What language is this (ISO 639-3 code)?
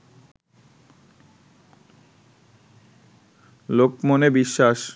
ben